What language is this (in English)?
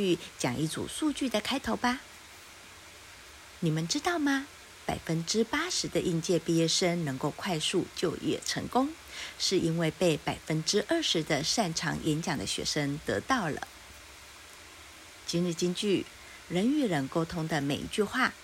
Chinese